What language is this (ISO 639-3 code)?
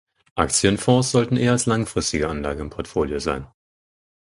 deu